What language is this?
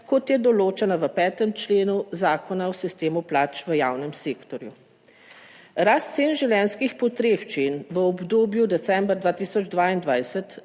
Slovenian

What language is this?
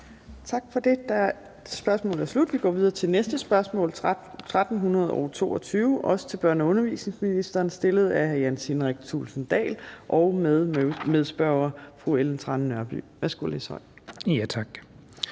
Danish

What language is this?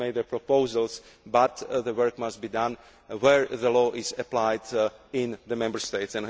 English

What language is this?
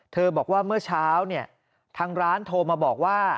Thai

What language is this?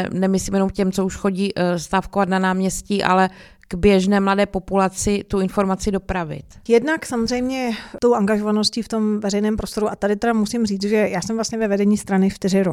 Czech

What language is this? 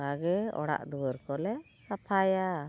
Santali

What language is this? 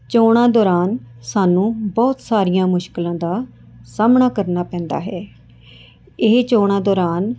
Punjabi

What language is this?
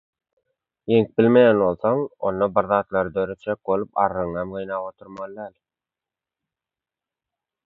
Turkmen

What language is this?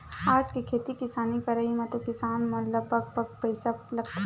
Chhattisgarhi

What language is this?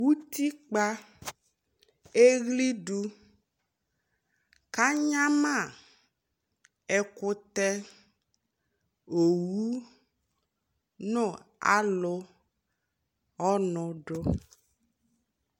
Ikposo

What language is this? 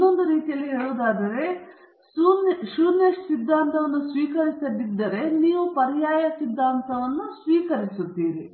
Kannada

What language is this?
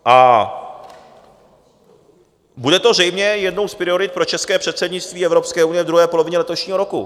Czech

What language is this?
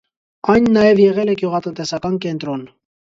Armenian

